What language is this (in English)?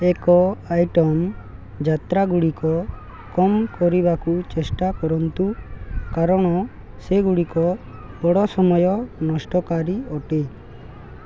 Odia